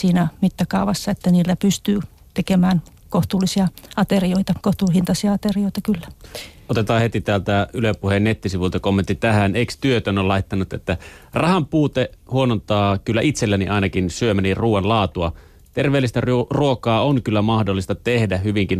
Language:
Finnish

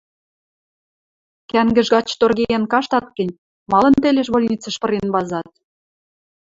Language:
Western Mari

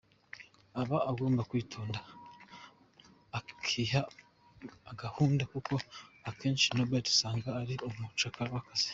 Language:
Kinyarwanda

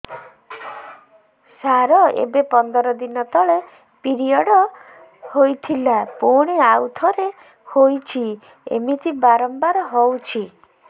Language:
Odia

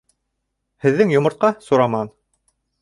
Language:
Bashkir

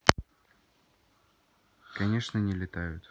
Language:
Russian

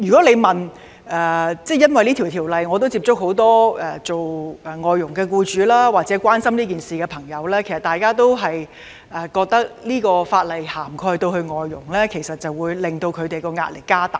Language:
Cantonese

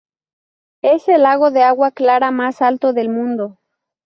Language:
Spanish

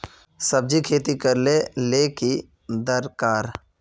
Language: Magahi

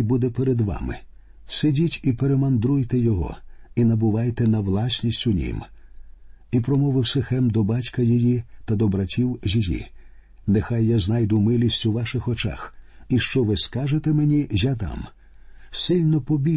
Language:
Ukrainian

